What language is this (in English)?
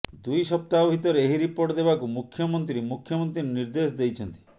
Odia